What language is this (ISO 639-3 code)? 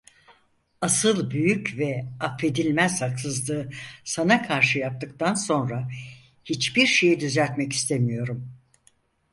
tur